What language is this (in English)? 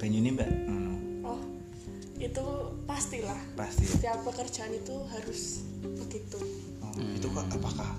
Indonesian